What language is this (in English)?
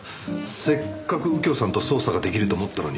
Japanese